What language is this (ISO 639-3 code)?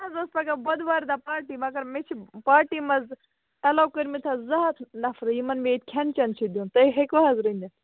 kas